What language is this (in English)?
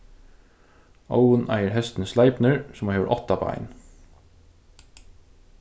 Faroese